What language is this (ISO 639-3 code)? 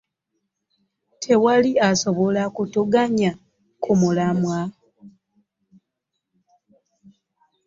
lug